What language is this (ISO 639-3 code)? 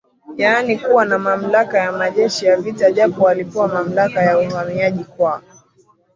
swa